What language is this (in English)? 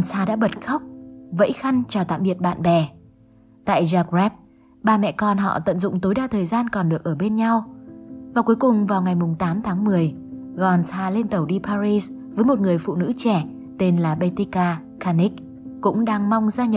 Vietnamese